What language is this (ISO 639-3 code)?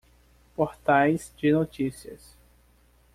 por